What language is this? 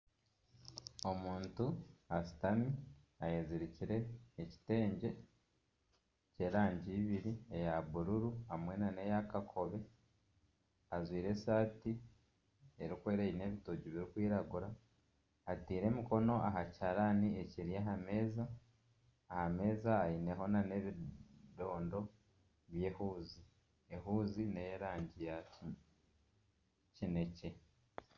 Nyankole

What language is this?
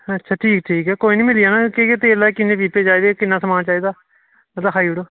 Dogri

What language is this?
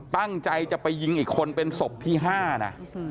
Thai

